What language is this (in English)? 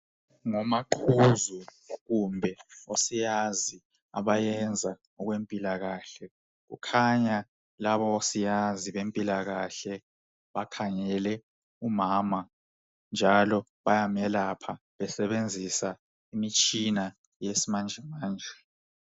North Ndebele